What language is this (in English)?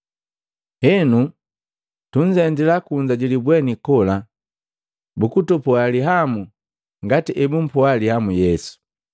Matengo